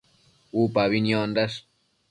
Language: Matsés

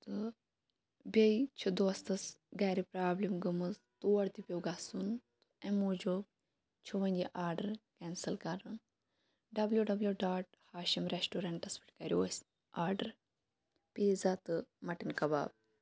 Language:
Kashmiri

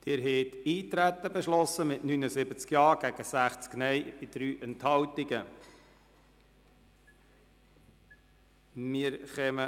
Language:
Swiss German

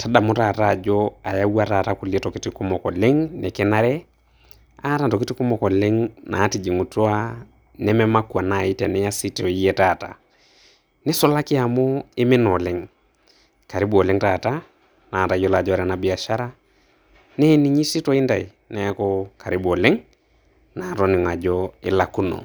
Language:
Masai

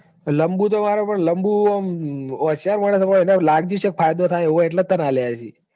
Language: Gujarati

